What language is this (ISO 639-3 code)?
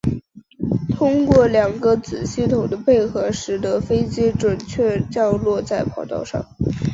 zho